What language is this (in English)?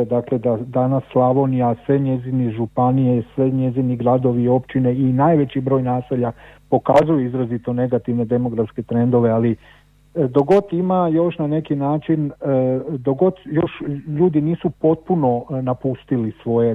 Croatian